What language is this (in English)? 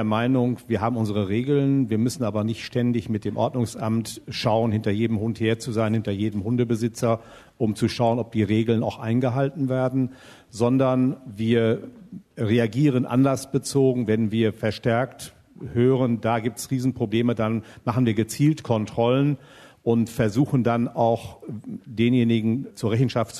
German